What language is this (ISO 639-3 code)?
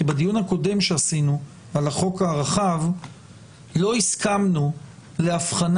heb